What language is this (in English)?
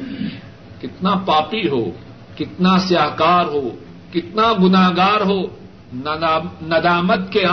Urdu